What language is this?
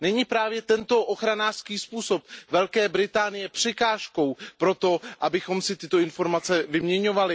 Czech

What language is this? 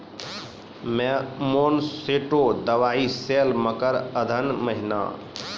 Maithili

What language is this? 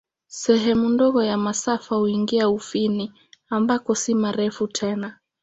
Swahili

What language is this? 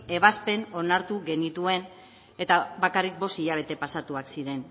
Basque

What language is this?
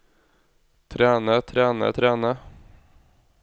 Norwegian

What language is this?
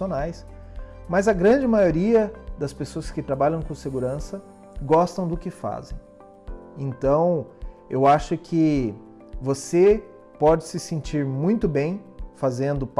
Portuguese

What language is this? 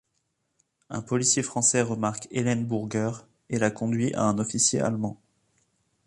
French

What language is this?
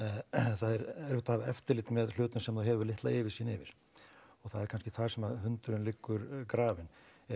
Icelandic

